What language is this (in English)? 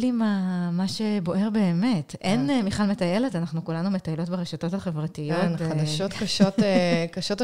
Hebrew